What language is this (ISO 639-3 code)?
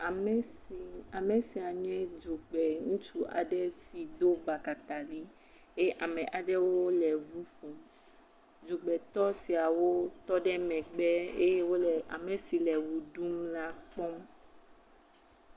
ewe